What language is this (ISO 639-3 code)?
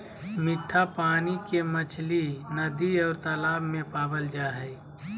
mag